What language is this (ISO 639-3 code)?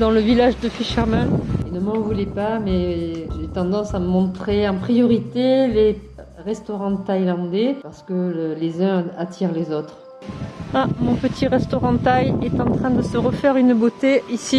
fra